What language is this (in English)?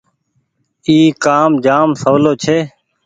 Goaria